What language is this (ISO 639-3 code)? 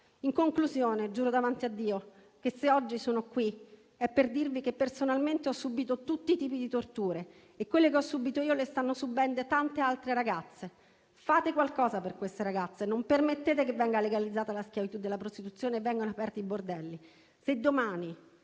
ita